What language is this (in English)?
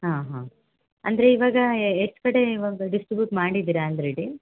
Kannada